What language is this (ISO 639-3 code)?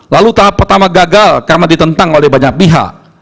ind